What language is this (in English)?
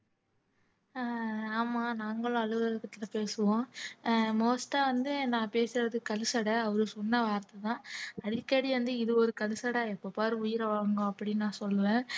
Tamil